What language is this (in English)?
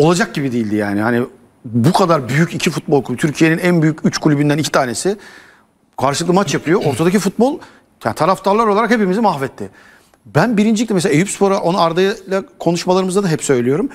Turkish